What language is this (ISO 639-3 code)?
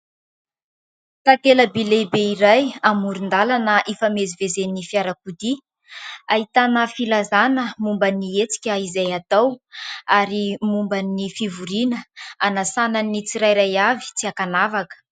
mlg